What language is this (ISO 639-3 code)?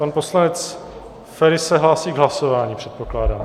ces